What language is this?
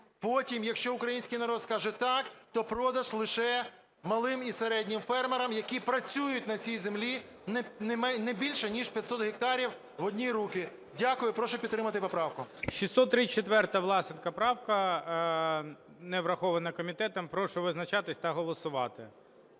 Ukrainian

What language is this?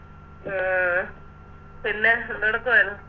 Malayalam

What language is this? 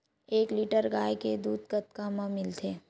Chhattisgarhi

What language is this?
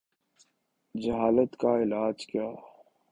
Urdu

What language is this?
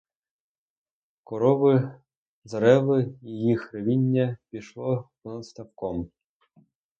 Ukrainian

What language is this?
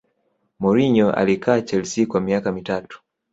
Swahili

